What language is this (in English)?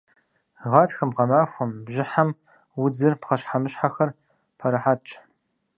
Kabardian